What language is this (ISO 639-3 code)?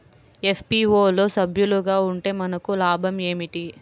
tel